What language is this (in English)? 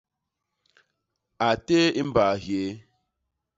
Basaa